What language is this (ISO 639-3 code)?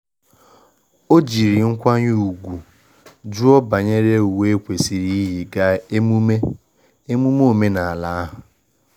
ibo